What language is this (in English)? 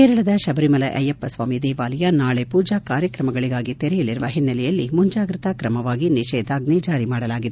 Kannada